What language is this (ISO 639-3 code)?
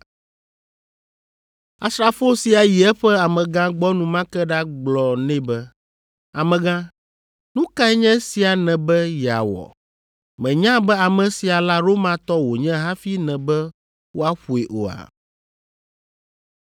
ewe